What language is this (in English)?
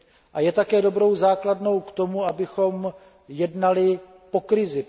Czech